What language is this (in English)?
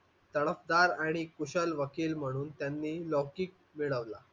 Marathi